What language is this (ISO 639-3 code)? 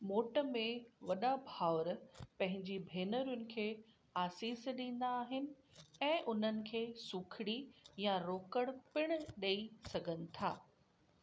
snd